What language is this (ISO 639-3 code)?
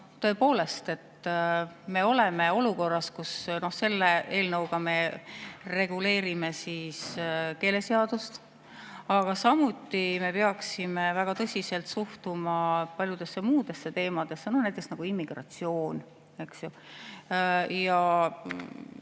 est